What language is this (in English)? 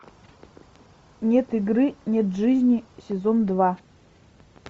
Russian